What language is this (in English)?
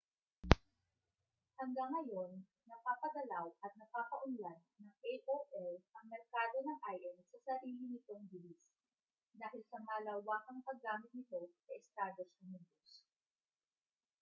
Filipino